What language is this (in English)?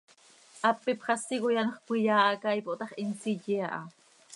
Seri